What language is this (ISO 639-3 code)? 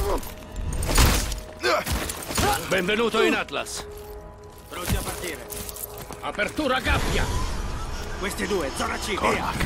ita